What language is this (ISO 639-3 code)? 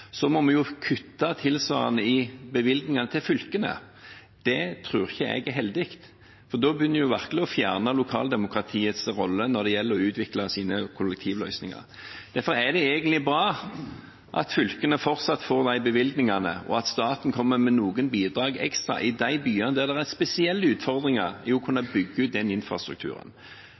nob